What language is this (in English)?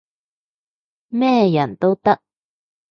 Cantonese